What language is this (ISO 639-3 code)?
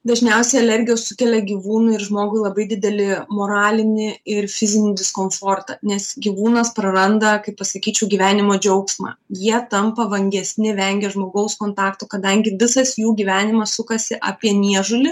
lit